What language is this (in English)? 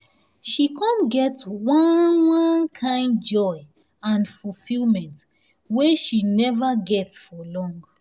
Nigerian Pidgin